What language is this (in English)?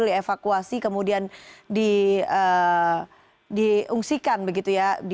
Indonesian